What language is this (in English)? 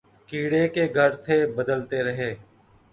Urdu